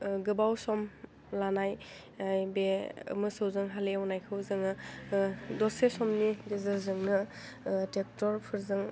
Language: Bodo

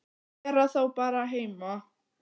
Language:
Icelandic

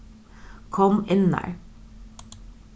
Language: Faroese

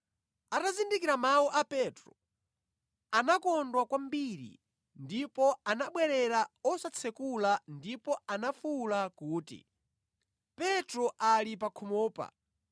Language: Nyanja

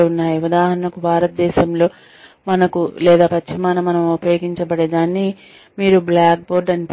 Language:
Telugu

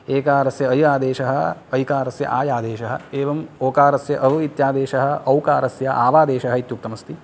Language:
Sanskrit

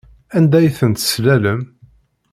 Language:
Kabyle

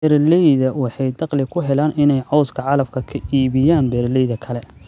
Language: Somali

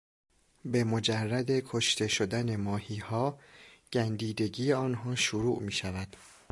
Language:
Persian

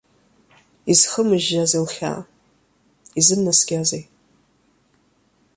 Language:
Abkhazian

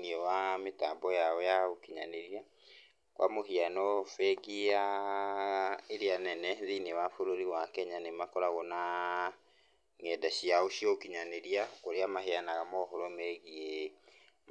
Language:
Kikuyu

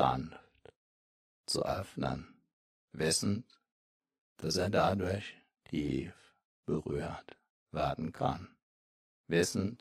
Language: German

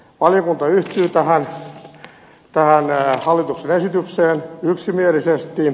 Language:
Finnish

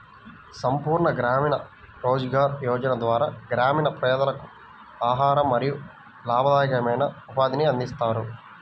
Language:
Telugu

